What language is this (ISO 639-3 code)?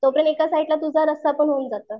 mar